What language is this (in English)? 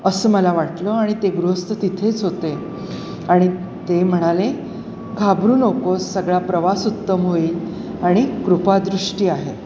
Marathi